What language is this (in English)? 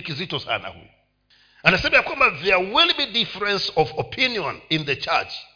Swahili